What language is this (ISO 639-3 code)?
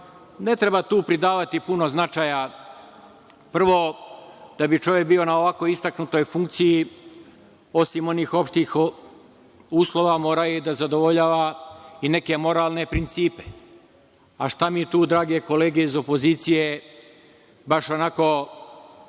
srp